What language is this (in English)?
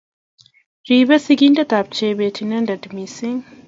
Kalenjin